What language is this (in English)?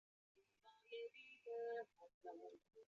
Chinese